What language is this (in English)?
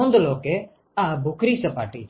Gujarati